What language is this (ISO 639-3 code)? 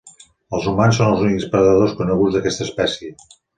cat